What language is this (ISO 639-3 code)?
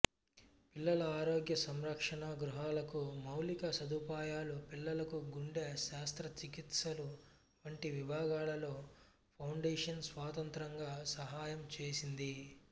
tel